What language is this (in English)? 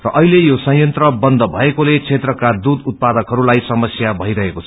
Nepali